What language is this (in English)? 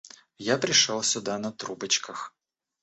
Russian